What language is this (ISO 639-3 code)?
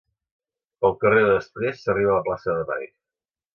cat